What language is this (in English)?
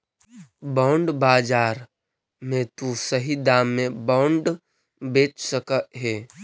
Magahi